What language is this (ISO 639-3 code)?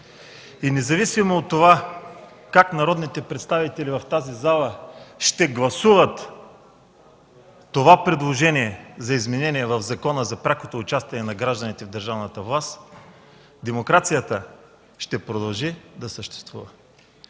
bul